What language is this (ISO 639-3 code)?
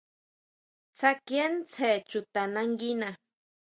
mau